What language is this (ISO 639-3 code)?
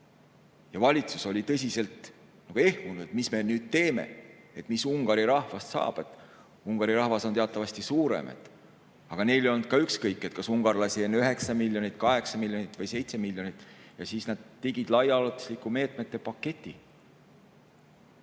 est